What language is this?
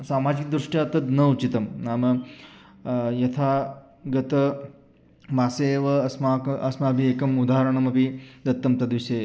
Sanskrit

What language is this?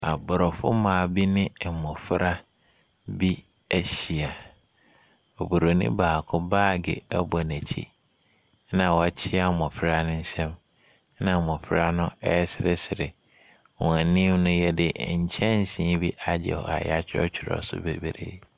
Akan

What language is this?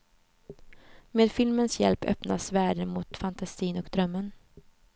Swedish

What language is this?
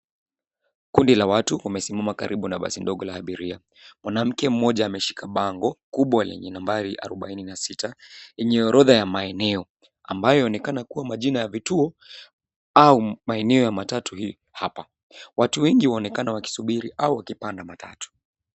Swahili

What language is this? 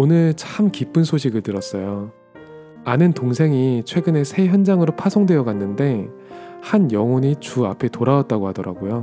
Korean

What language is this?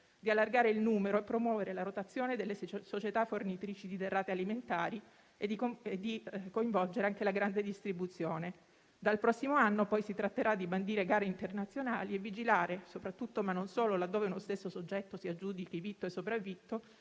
Italian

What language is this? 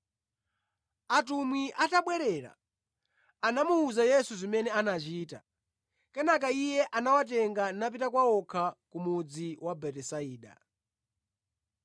Nyanja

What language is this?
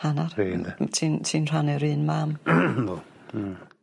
Welsh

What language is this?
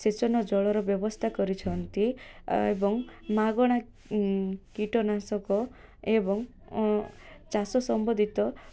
Odia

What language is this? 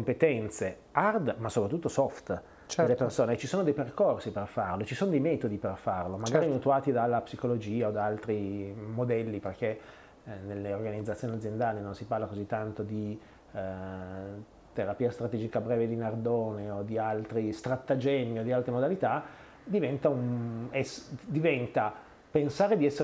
Italian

